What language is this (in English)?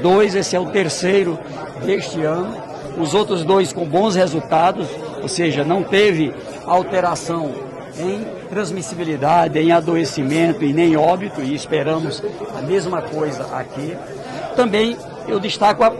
Portuguese